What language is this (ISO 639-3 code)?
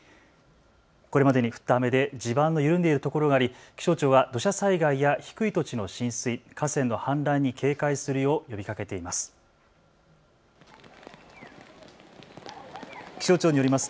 jpn